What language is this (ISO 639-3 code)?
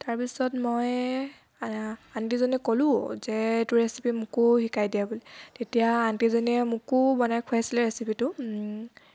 asm